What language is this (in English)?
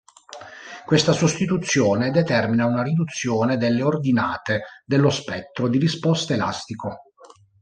Italian